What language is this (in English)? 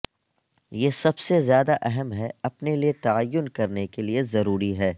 Urdu